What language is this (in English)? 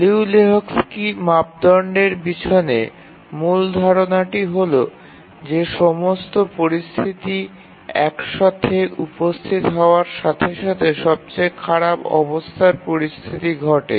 Bangla